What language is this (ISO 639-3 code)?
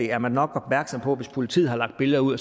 dan